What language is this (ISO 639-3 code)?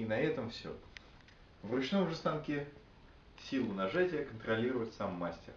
rus